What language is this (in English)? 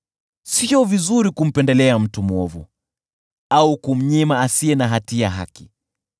Swahili